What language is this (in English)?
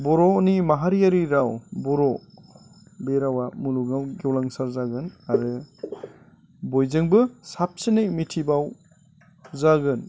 Bodo